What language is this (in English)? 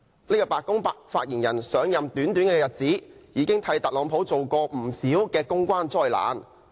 Cantonese